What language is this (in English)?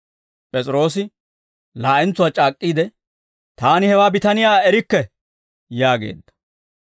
Dawro